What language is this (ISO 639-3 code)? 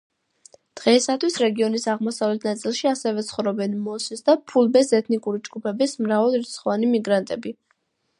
kat